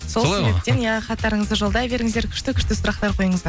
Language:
Kazakh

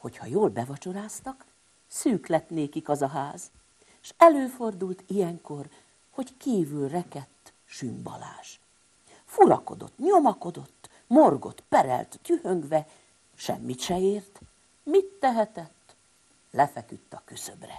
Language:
Hungarian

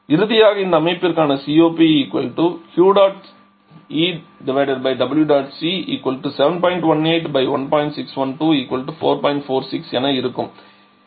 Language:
Tamil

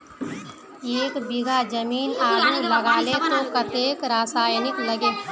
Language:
Magahi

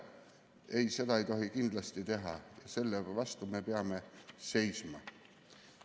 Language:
Estonian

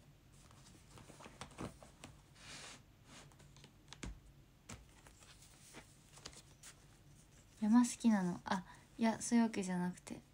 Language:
Japanese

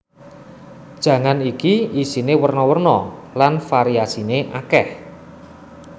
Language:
Javanese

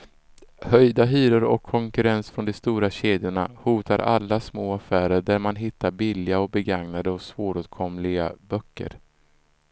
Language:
Swedish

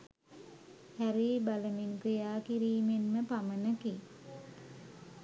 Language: Sinhala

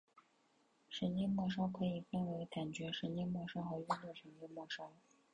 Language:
Chinese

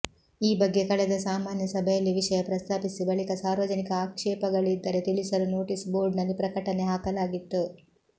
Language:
Kannada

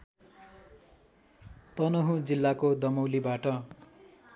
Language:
Nepali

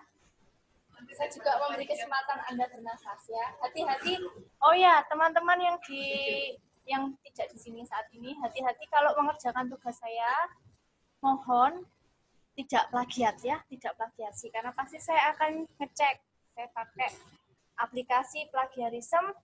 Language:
Indonesian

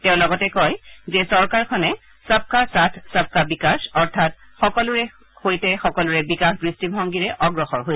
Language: Assamese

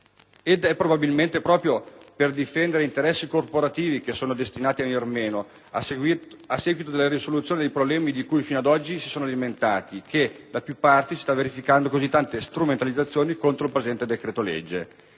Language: Italian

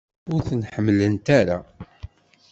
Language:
Kabyle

